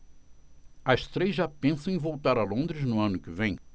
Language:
Portuguese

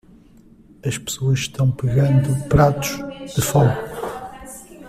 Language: Portuguese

